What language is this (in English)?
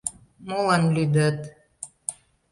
Mari